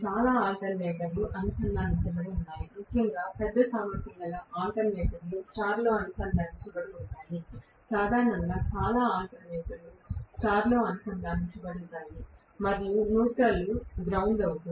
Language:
Telugu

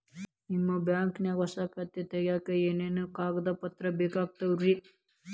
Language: Kannada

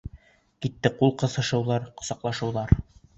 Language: Bashkir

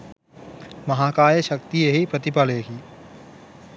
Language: Sinhala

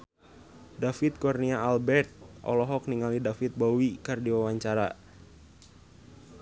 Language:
Sundanese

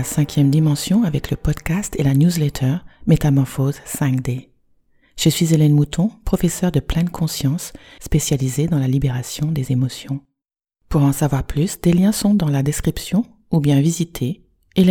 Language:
French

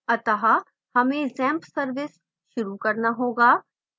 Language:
Hindi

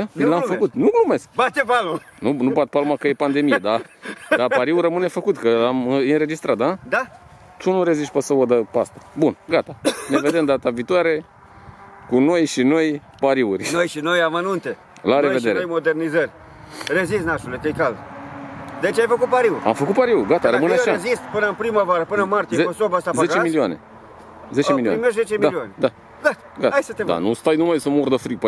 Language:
Romanian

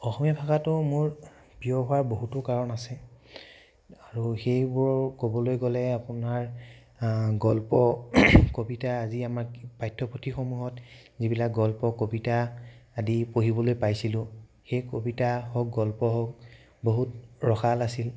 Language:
Assamese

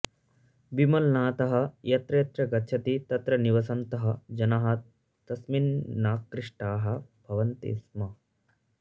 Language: Sanskrit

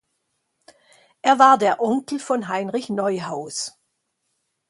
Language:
German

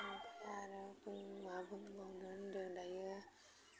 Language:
Bodo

